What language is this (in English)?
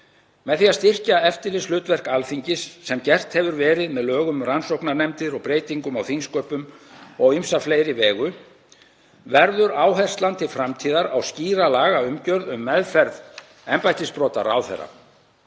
Icelandic